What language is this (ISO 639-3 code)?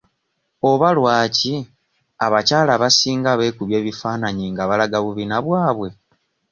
lug